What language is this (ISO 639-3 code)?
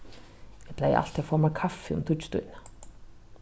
fao